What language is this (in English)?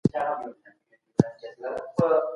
Pashto